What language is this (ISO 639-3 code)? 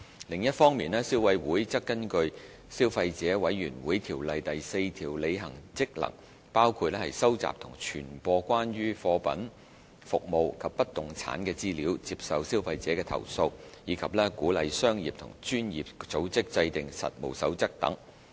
yue